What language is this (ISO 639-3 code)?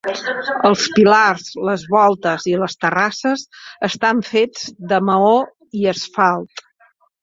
cat